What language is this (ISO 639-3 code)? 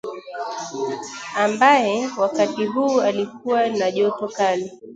swa